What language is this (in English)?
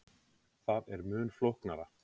Icelandic